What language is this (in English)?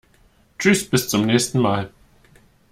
German